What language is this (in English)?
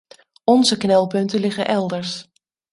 Dutch